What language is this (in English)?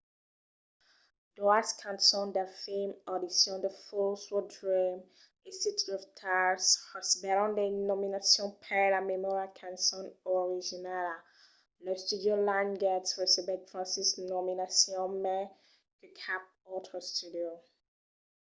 Occitan